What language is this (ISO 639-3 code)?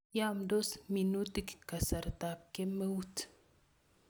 kln